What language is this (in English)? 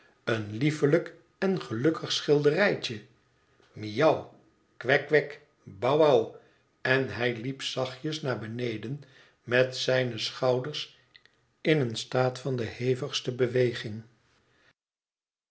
Dutch